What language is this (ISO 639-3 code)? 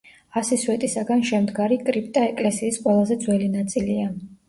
kat